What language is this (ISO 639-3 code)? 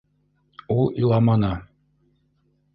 bak